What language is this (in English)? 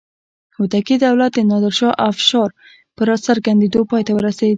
Pashto